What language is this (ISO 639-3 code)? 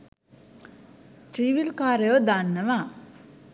sin